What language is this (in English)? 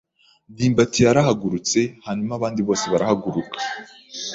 Kinyarwanda